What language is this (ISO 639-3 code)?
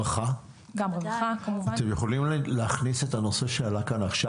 heb